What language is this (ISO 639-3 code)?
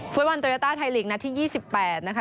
tha